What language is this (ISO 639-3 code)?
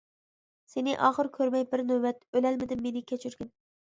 uig